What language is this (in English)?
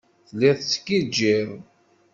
Kabyle